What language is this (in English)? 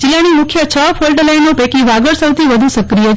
Gujarati